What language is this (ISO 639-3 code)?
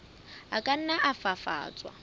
sot